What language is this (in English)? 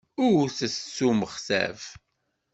Kabyle